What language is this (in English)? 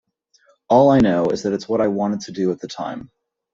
English